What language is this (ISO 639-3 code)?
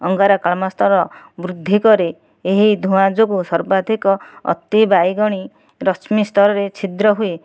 ori